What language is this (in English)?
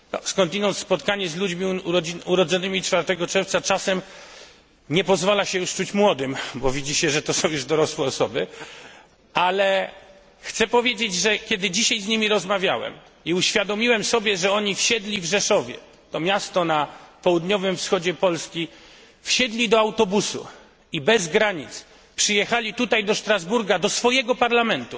Polish